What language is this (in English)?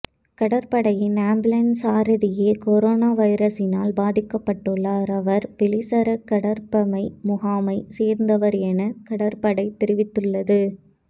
Tamil